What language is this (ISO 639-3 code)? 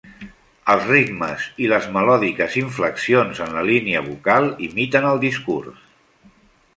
cat